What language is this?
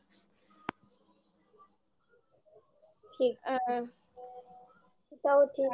Bangla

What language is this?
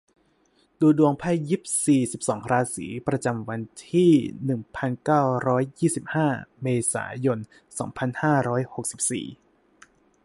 Thai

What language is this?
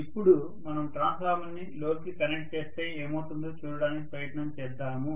Telugu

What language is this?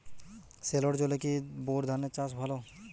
Bangla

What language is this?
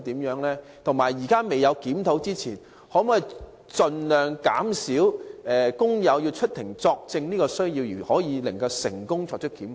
Cantonese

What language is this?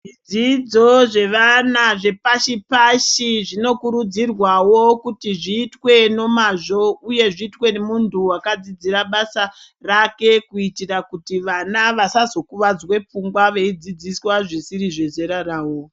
Ndau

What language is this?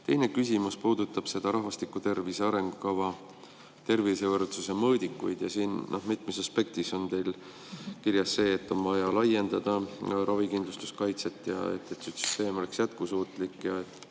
Estonian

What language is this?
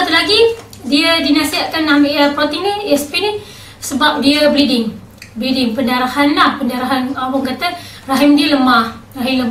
Malay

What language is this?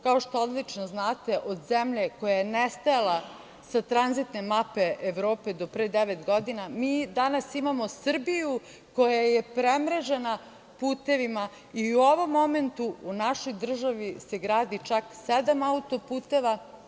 Serbian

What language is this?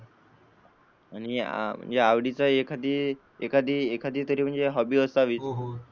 Marathi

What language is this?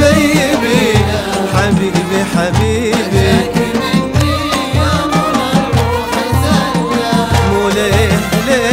Arabic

